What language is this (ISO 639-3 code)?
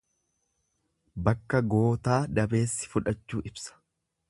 orm